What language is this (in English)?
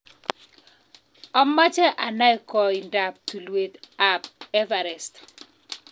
Kalenjin